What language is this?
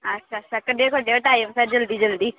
Dogri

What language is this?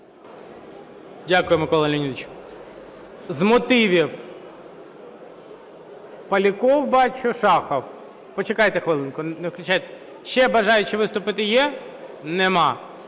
Ukrainian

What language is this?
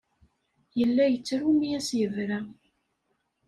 Kabyle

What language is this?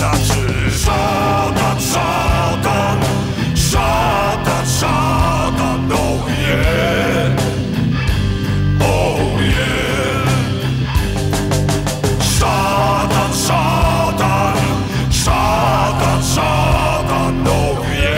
Polish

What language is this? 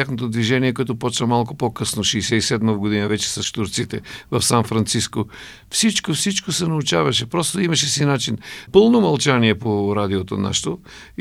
Bulgarian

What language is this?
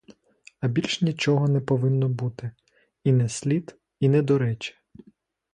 Ukrainian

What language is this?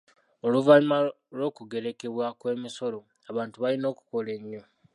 Ganda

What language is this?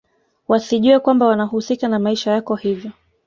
Swahili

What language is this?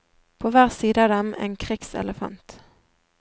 Norwegian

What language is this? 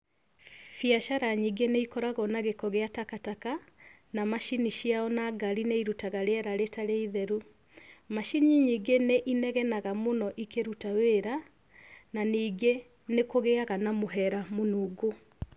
Kikuyu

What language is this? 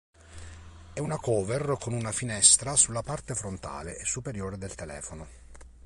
Italian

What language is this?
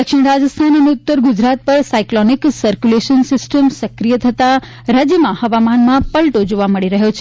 Gujarati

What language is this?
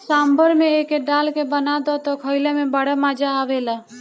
Bhojpuri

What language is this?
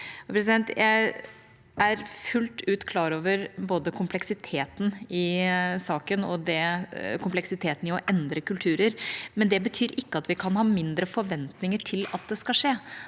Norwegian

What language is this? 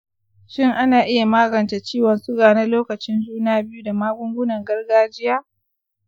Hausa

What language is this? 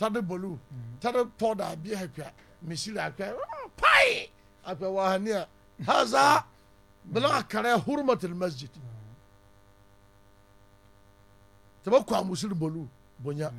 Arabic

